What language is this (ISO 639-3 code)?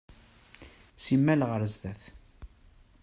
kab